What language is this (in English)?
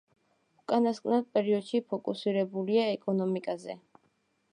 Georgian